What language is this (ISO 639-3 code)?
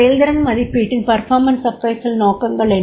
tam